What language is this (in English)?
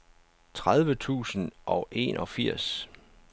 Danish